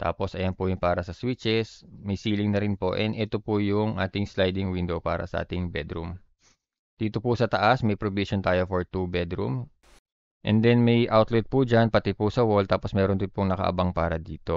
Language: Filipino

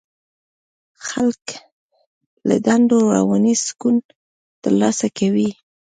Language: Pashto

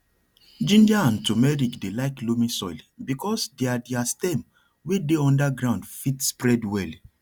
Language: Nigerian Pidgin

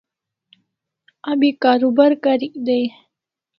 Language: Kalasha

